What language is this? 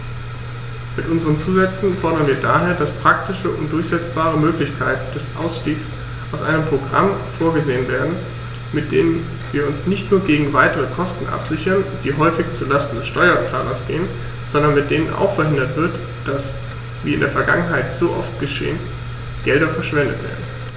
German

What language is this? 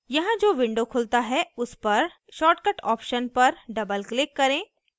Hindi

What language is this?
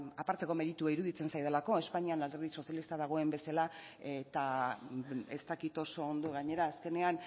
Basque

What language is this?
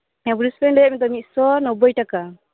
Santali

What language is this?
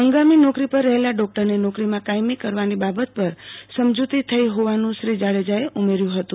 Gujarati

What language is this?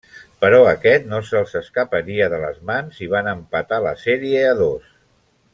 Catalan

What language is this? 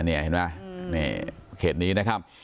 Thai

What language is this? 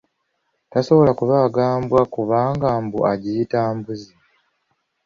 Ganda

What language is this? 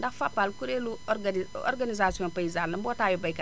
Wolof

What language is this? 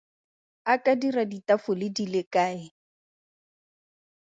Tswana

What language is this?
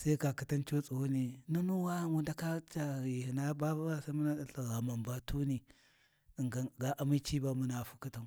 Warji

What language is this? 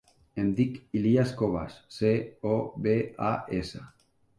Catalan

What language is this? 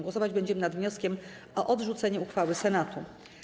Polish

